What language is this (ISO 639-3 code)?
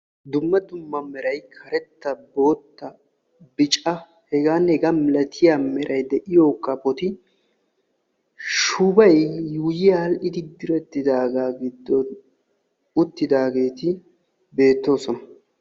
wal